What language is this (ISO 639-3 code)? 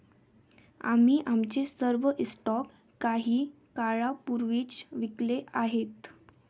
mar